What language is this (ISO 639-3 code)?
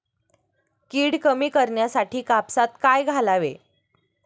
mar